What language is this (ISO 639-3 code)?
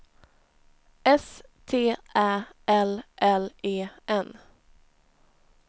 swe